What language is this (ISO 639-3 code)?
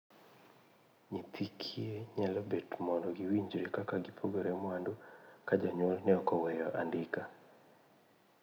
luo